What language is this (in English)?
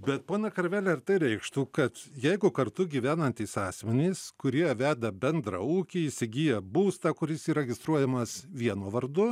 Lithuanian